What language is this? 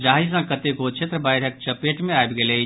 Maithili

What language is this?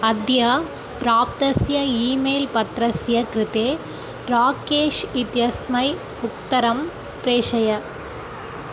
Sanskrit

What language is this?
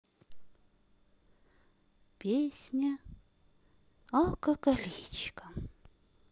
Russian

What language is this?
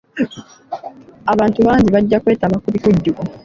Ganda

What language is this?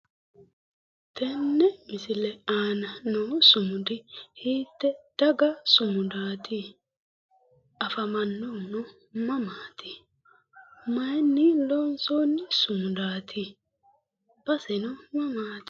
Sidamo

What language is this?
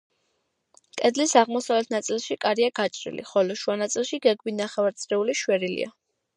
Georgian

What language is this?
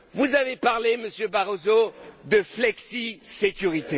French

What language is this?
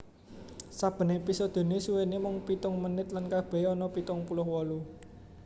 Javanese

